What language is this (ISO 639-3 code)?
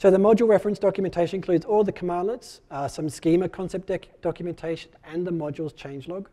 eng